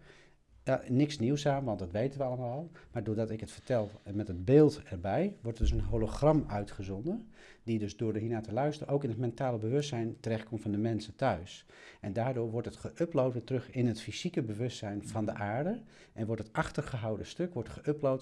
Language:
Dutch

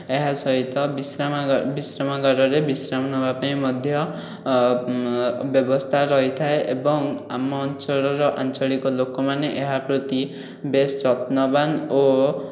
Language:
Odia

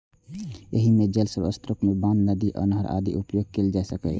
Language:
Maithili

